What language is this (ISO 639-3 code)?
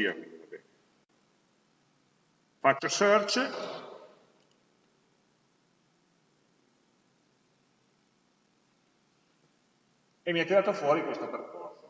ita